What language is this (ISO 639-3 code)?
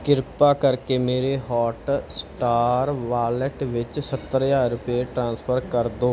pan